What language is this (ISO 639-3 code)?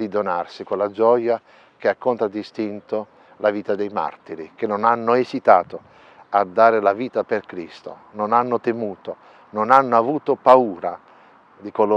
ita